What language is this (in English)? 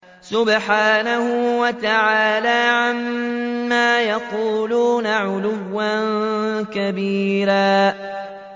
Arabic